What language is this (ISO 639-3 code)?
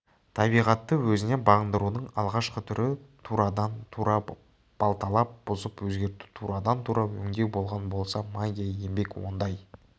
kaz